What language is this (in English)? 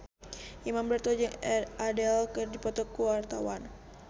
Sundanese